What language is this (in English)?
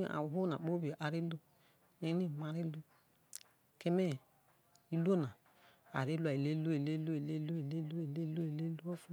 Isoko